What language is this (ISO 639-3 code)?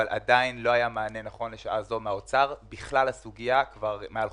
heb